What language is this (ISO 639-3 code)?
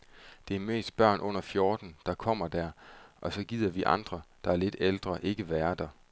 dan